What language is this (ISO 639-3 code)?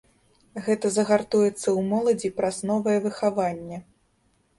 bel